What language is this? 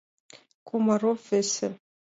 Mari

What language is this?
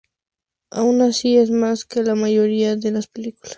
Spanish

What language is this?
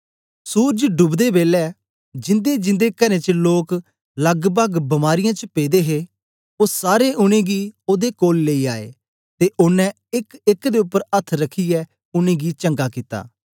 Dogri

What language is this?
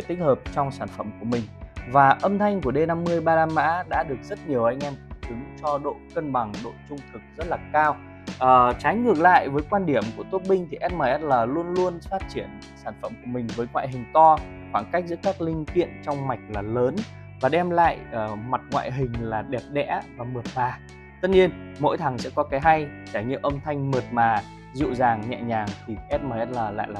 Vietnamese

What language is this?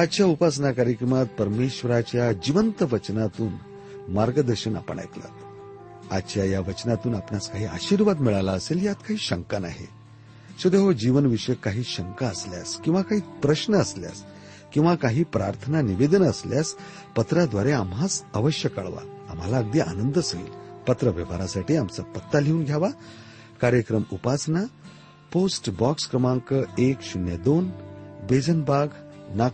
Marathi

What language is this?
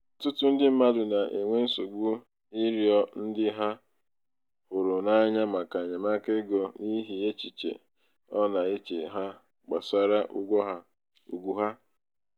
Igbo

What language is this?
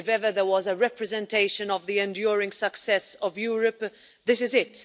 English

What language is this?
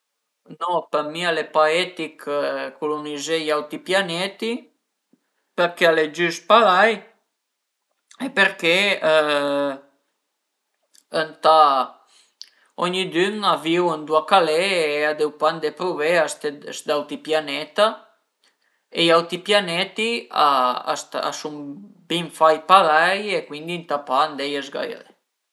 Piedmontese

